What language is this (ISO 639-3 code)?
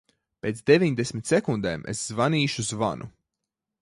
lav